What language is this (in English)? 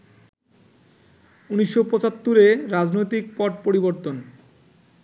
Bangla